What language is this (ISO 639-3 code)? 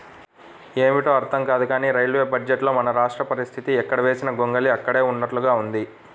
tel